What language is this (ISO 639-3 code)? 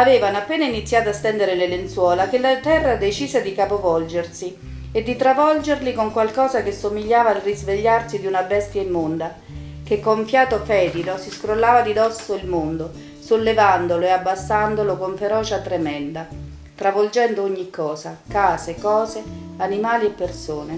ita